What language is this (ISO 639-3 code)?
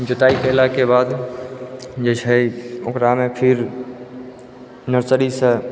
mai